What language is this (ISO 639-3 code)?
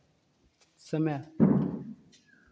hin